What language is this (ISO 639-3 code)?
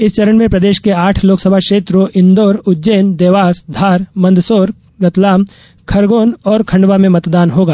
hin